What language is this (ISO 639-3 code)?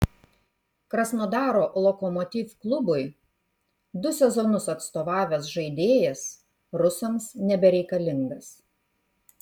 lit